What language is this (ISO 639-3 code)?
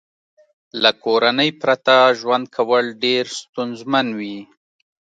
pus